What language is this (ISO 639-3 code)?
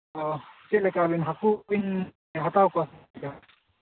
sat